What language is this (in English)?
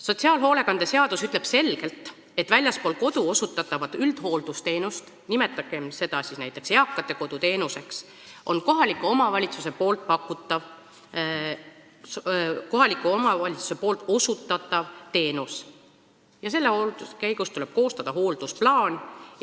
Estonian